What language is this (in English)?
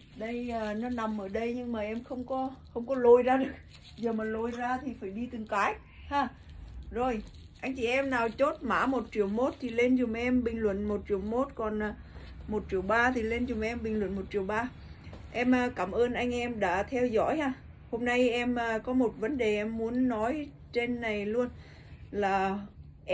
Vietnamese